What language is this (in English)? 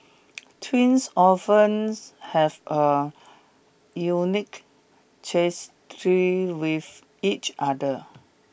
English